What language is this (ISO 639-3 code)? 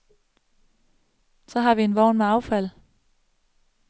dan